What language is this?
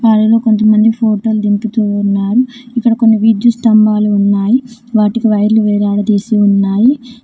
Telugu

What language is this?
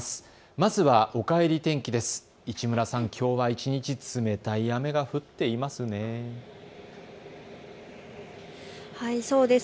Japanese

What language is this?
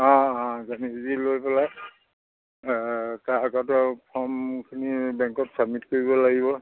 Assamese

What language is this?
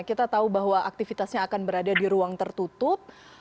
Indonesian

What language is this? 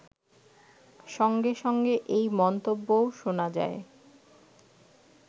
Bangla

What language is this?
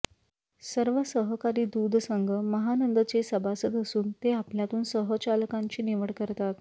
Marathi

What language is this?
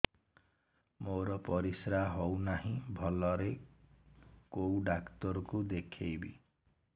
Odia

